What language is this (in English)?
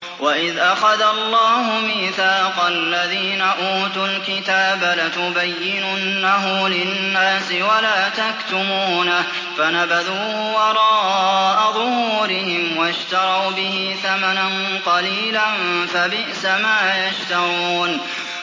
Arabic